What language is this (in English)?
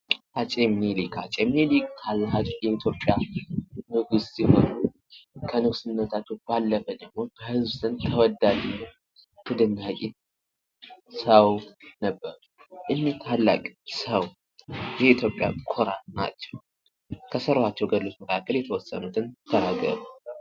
Amharic